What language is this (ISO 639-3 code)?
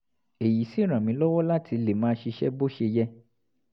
yor